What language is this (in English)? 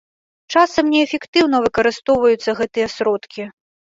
Belarusian